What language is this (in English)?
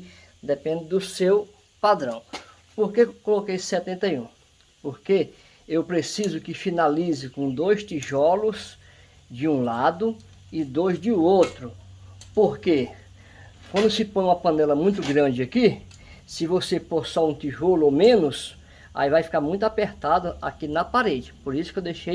Portuguese